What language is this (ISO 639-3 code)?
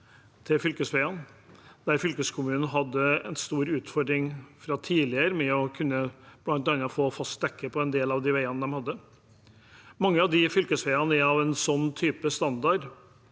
nor